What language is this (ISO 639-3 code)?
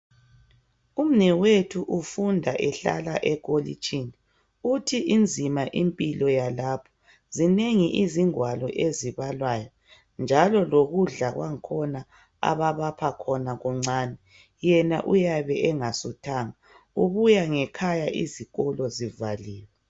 nde